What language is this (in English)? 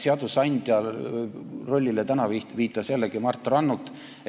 Estonian